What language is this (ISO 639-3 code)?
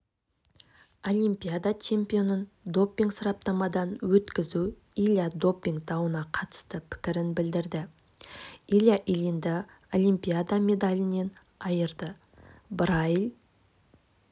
kaz